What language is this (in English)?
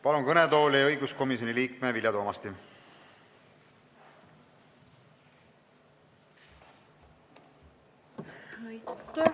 Estonian